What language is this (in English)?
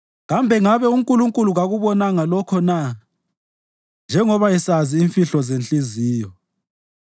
North Ndebele